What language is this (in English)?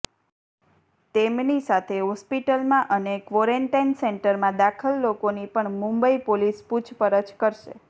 Gujarati